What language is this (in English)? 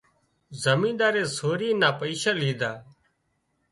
Wadiyara Koli